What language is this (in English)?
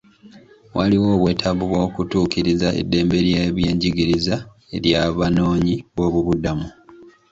Ganda